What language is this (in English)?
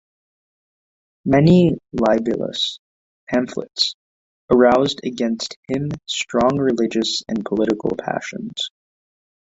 English